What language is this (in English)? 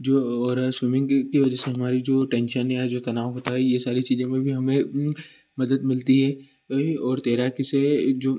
Hindi